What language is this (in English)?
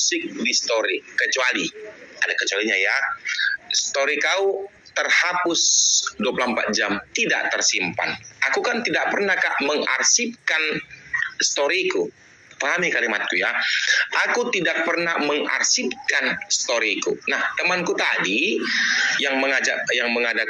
Indonesian